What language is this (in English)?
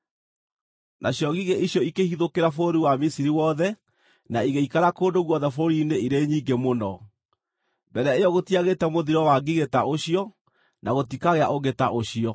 Kikuyu